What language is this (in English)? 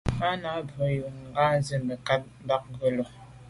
Medumba